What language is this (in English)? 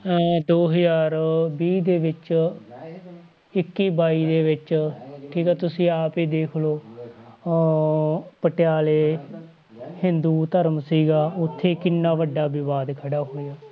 Punjabi